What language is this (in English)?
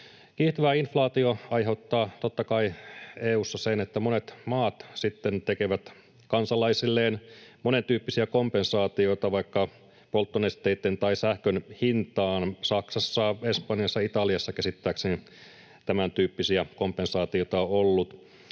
Finnish